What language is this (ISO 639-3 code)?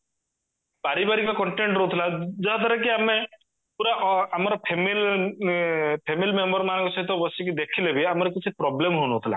ori